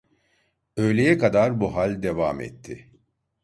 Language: Turkish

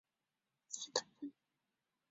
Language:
Chinese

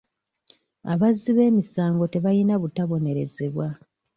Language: Ganda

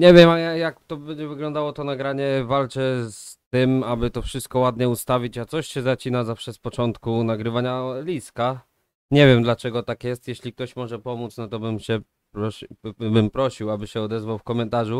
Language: Polish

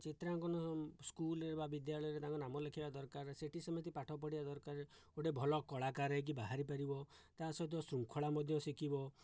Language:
Odia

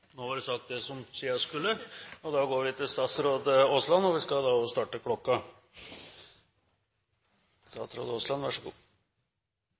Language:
Norwegian Nynorsk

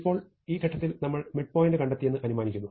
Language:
Malayalam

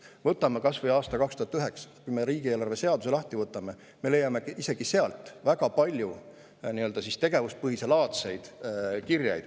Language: Estonian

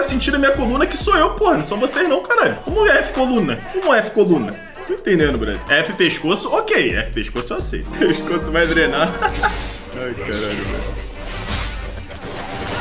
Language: Portuguese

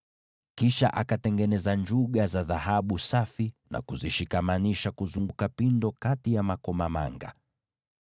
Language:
Swahili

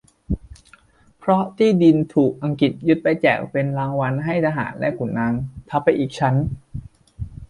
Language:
Thai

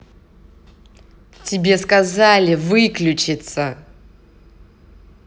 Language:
Russian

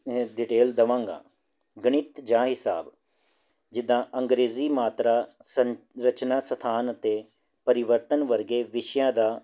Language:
Punjabi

